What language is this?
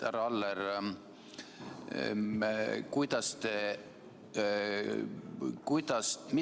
Estonian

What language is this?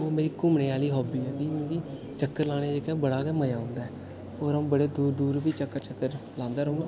Dogri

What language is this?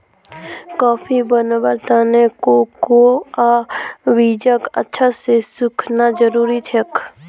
Magahi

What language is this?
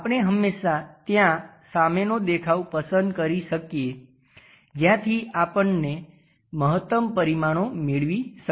Gujarati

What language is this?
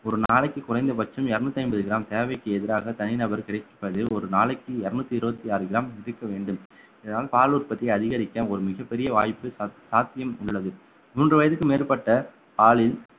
Tamil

